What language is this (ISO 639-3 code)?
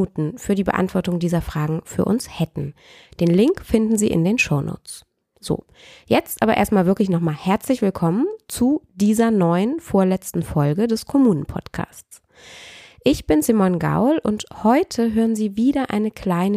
deu